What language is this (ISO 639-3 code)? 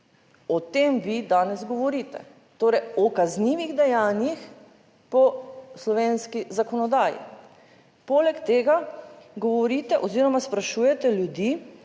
slv